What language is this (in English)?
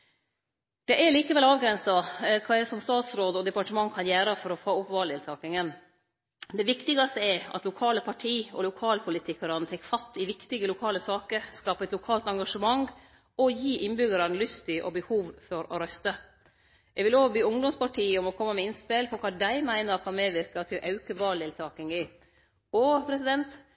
Norwegian Nynorsk